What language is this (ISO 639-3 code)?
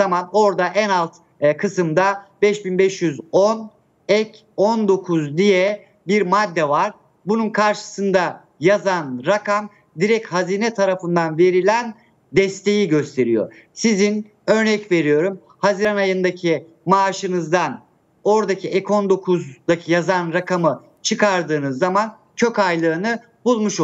tur